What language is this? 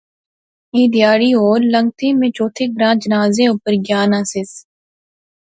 Pahari-Potwari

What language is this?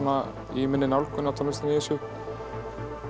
Icelandic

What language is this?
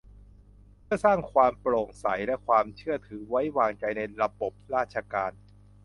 Thai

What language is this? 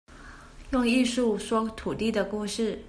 Chinese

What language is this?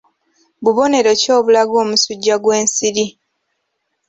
Ganda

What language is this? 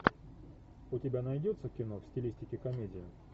Russian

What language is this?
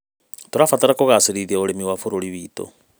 Kikuyu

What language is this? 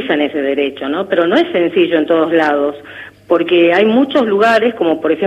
Spanish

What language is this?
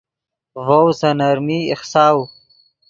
Yidgha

